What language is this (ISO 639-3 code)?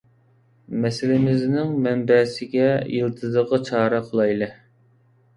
uig